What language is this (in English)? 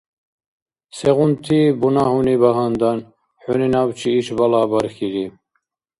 Dargwa